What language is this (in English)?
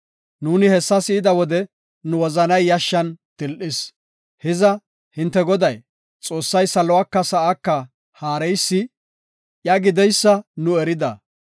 Gofa